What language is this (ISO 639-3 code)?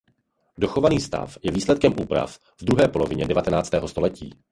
ces